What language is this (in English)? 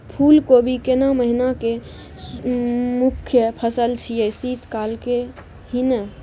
Maithili